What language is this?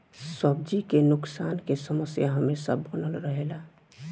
Bhojpuri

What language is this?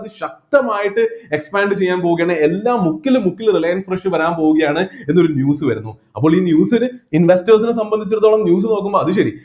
Malayalam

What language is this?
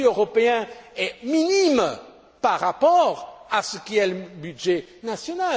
French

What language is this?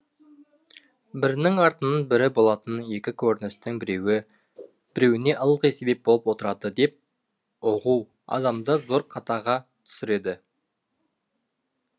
Kazakh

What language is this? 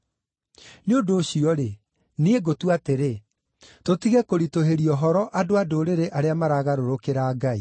Kikuyu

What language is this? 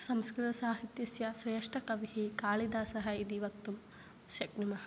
Sanskrit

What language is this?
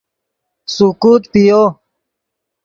Yidgha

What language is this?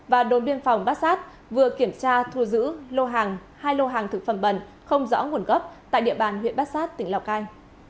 Vietnamese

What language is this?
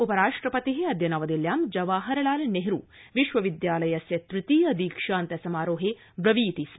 Sanskrit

